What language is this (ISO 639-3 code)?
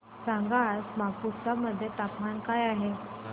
mar